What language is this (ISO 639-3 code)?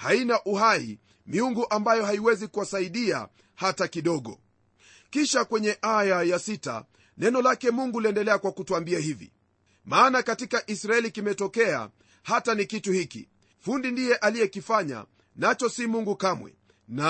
swa